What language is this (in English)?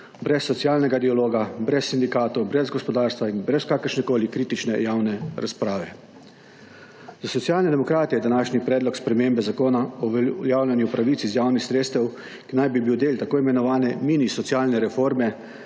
Slovenian